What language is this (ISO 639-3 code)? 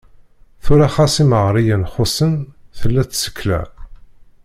kab